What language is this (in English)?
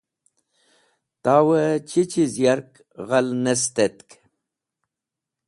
Wakhi